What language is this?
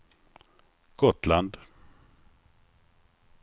Swedish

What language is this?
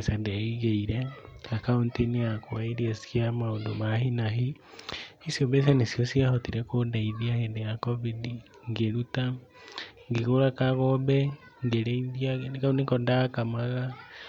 Kikuyu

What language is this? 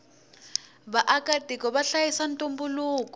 Tsonga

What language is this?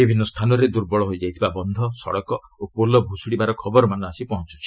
Odia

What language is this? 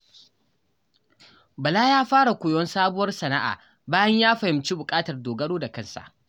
Hausa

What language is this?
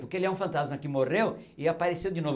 Portuguese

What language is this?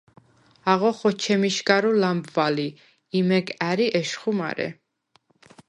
Svan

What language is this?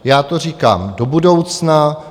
Czech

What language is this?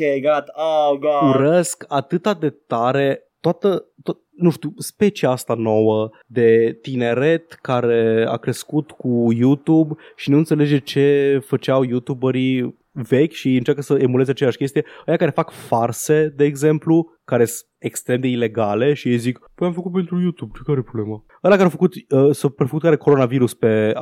Romanian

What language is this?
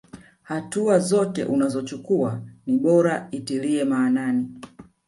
Swahili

